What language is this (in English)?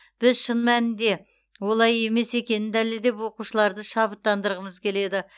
Kazakh